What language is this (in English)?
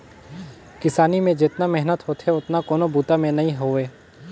Chhattisgarhi